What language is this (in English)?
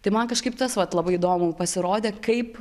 Lithuanian